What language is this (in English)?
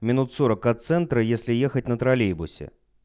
Russian